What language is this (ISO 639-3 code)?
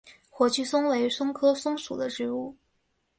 zho